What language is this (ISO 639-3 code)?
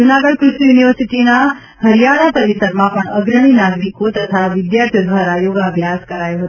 guj